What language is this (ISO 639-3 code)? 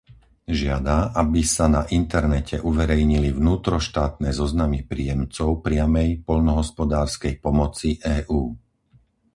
slk